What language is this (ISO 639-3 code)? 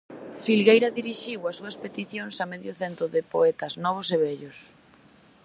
glg